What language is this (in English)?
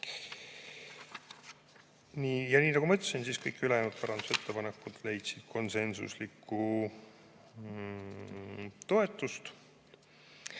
Estonian